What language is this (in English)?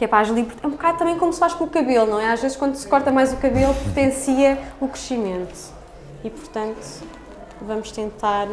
Portuguese